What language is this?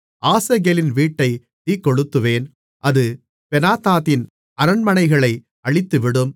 Tamil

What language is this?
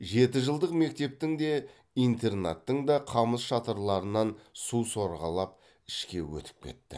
Kazakh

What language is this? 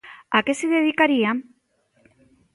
Galician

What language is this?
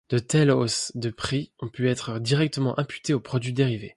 French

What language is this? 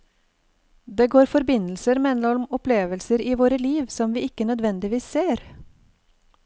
Norwegian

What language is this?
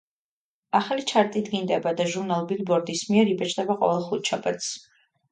Georgian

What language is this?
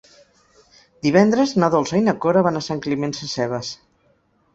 Catalan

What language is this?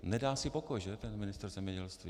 Czech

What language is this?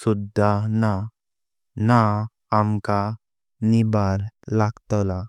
Konkani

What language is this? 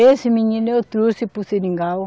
Portuguese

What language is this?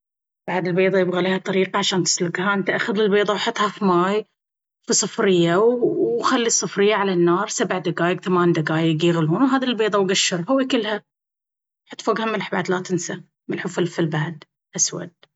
Baharna Arabic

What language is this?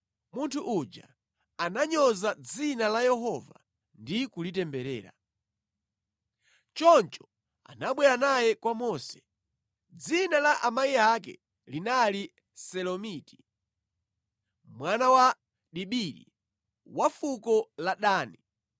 Nyanja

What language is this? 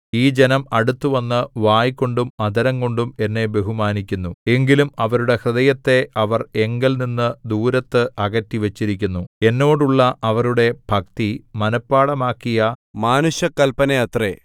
Malayalam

